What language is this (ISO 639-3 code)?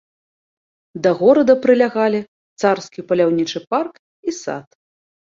bel